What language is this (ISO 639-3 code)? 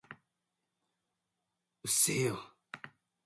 jpn